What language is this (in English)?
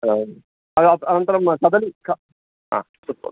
Sanskrit